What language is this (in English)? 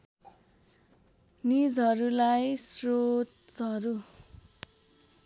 Nepali